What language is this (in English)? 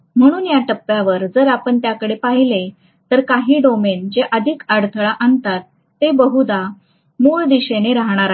Marathi